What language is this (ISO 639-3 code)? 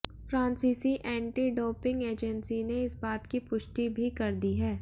hin